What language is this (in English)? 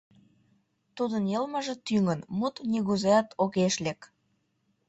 Mari